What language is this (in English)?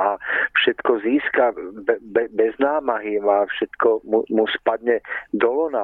Czech